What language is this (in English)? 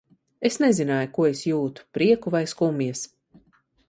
Latvian